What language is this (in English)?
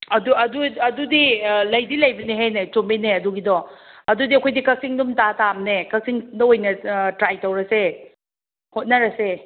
Manipuri